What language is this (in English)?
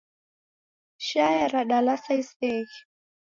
Taita